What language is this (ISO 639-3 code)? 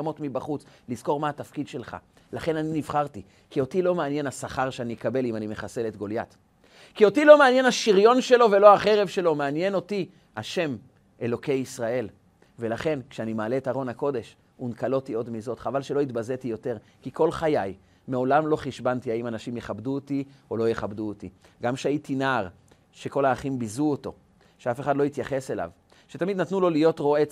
heb